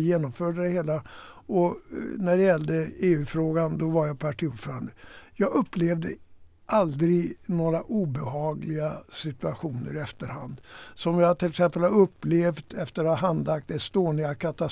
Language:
Swedish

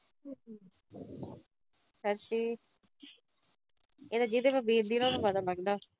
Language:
Punjabi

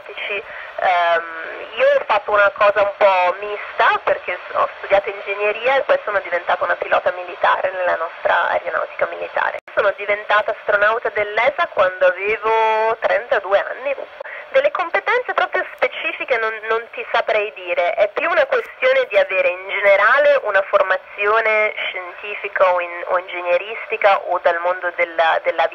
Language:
Italian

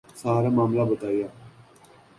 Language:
Urdu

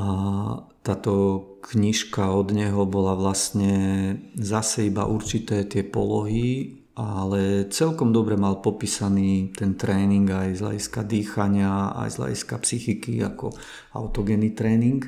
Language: Slovak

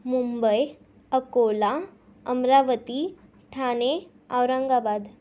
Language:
Marathi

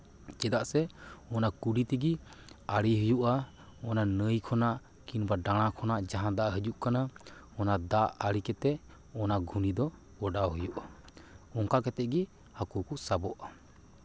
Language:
Santali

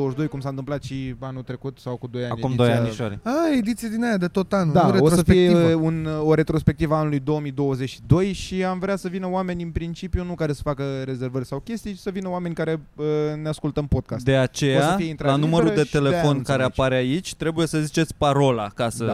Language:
Romanian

